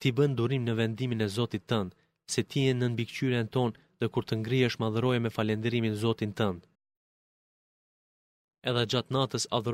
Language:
Greek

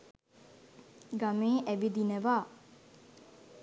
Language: Sinhala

